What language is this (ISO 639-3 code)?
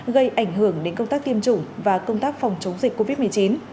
vie